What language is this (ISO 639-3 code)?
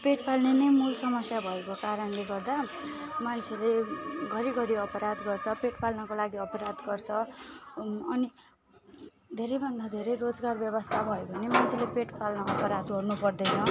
nep